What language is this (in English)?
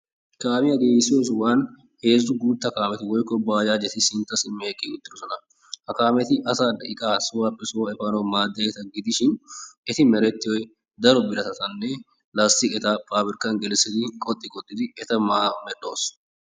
Wolaytta